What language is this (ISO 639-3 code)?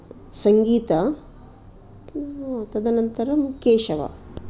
san